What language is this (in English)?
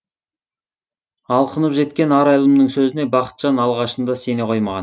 Kazakh